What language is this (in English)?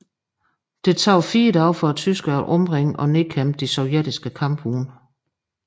Danish